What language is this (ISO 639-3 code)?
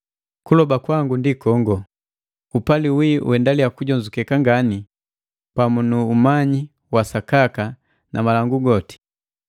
mgv